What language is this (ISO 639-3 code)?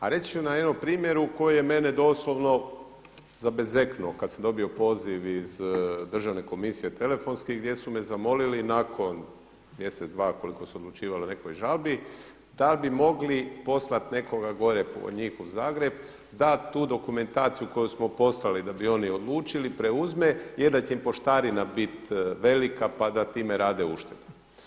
hrv